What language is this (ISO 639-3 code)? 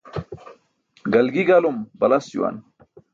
bsk